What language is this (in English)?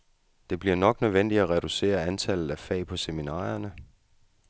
Danish